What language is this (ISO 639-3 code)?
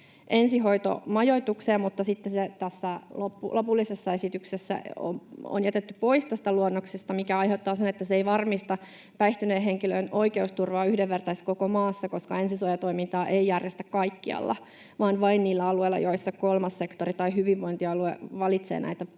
fin